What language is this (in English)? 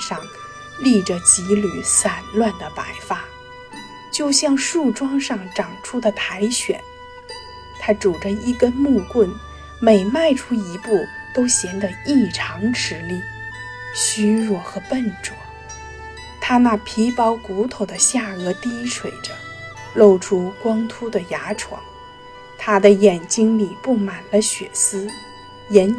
Chinese